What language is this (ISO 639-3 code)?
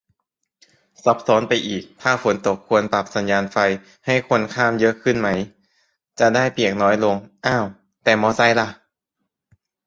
tha